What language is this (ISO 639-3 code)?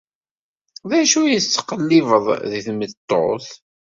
kab